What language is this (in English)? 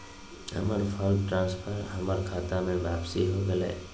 Magahi